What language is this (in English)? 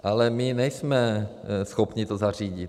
Czech